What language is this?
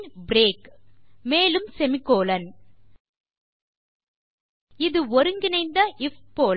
Tamil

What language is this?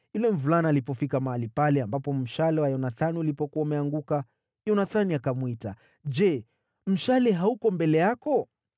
Swahili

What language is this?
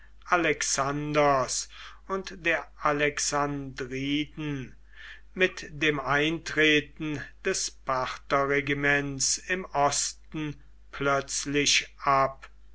German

